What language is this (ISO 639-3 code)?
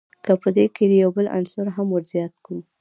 pus